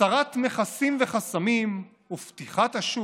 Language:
Hebrew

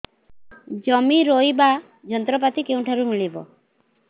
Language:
Odia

